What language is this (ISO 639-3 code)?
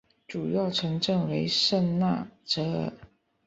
zho